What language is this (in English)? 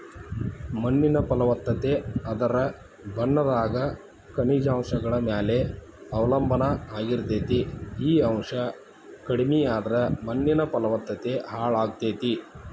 Kannada